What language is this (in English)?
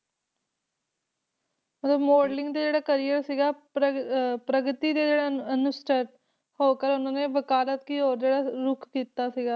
Punjabi